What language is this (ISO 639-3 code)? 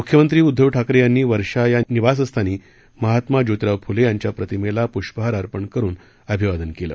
mar